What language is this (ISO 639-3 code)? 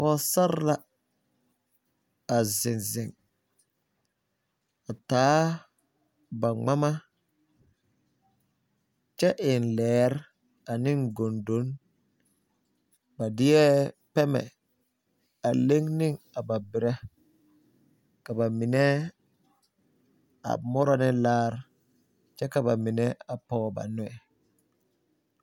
dga